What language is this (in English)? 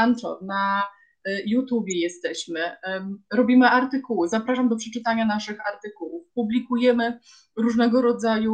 Polish